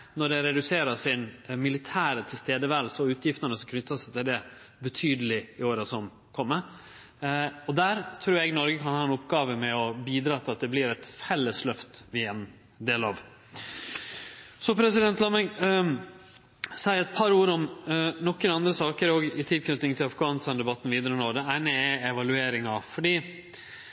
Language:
Norwegian Nynorsk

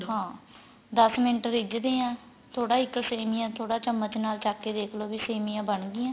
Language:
Punjabi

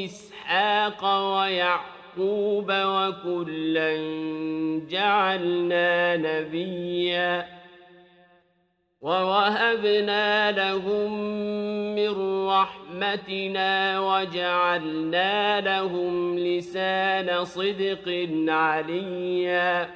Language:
Arabic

